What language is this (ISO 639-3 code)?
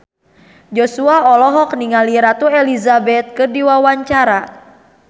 sun